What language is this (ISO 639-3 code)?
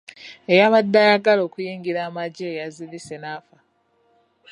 lug